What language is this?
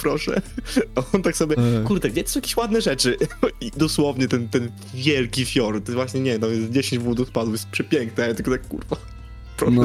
Polish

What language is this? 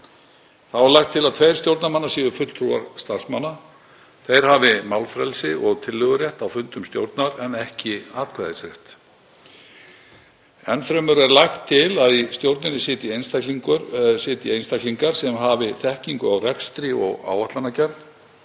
Icelandic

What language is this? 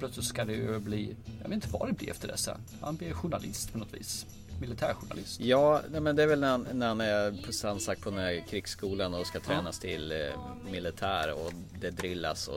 Swedish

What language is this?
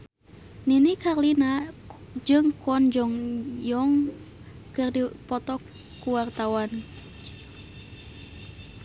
Sundanese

